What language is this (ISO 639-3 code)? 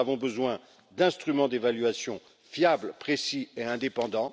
fra